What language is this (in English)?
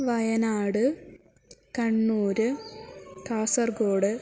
Sanskrit